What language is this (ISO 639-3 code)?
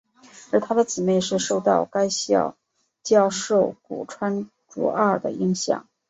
zho